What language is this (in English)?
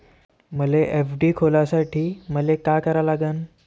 Marathi